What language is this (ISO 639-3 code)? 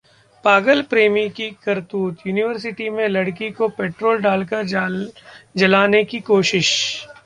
hin